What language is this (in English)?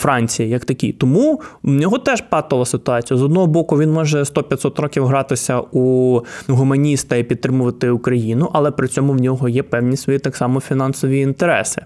Ukrainian